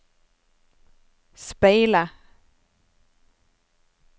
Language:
Norwegian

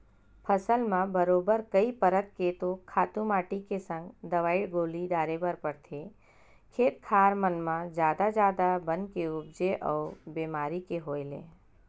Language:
Chhattisgarhi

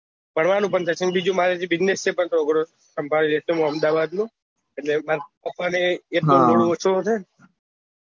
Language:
Gujarati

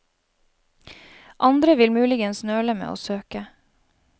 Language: Norwegian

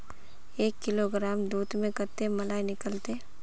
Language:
Magahi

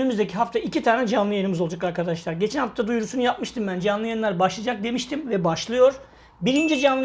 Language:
Turkish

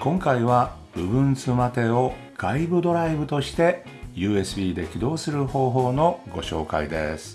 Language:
Japanese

